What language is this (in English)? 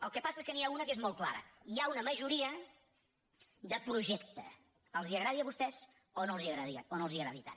Catalan